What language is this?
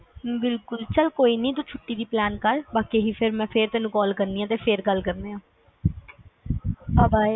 Punjabi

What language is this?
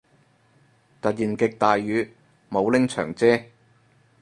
Cantonese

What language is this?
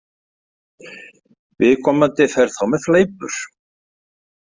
Icelandic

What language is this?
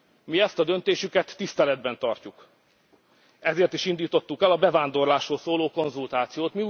Hungarian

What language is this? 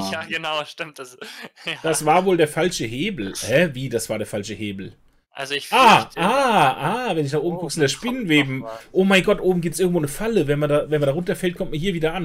German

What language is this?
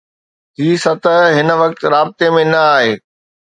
Sindhi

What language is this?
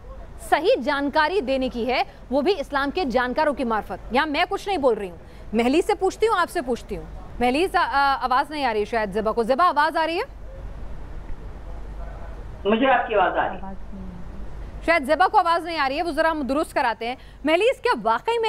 Hindi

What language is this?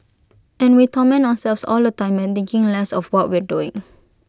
English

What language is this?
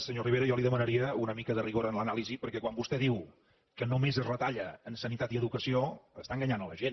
Catalan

